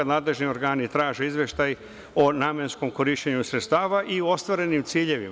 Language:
Serbian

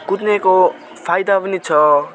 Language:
Nepali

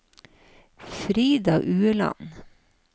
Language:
Norwegian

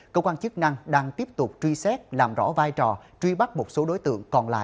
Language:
Vietnamese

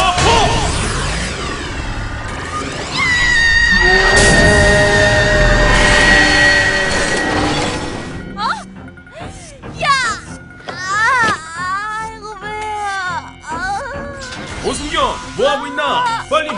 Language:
Korean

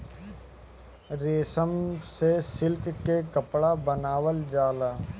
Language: Bhojpuri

